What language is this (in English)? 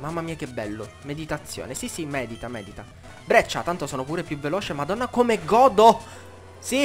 Italian